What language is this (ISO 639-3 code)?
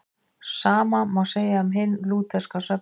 isl